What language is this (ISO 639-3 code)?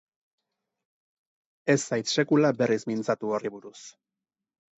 eus